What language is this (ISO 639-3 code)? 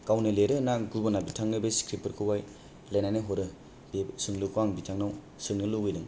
brx